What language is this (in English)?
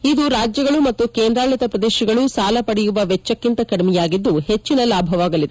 Kannada